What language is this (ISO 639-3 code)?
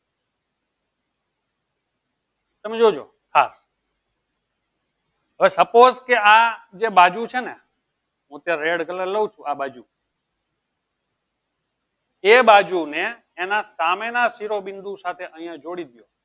guj